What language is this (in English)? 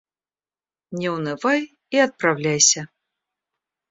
Russian